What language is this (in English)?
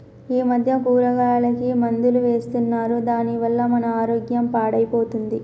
Telugu